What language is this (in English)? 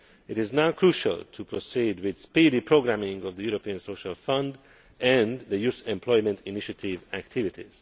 English